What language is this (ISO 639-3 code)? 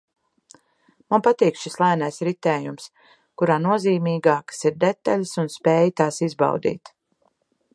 lav